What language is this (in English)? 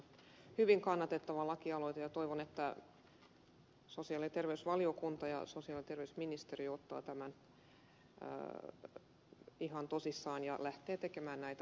Finnish